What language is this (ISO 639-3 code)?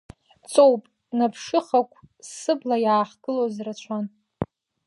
abk